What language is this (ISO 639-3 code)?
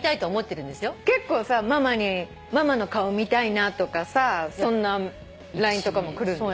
jpn